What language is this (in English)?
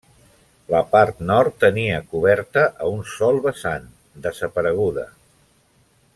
Catalan